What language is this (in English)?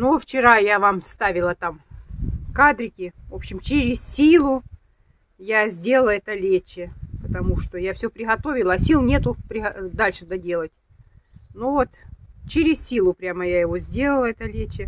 Russian